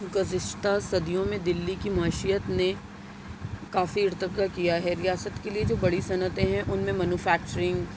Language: Urdu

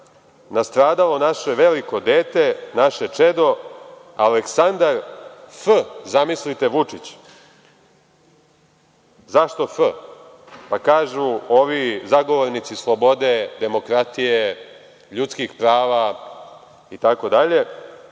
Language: Serbian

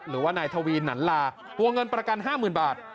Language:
Thai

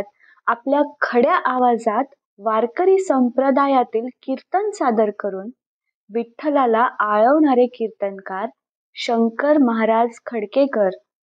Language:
Marathi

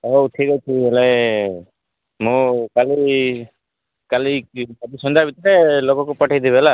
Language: Odia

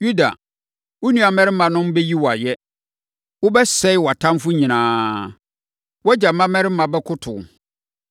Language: Akan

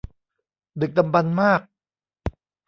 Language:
Thai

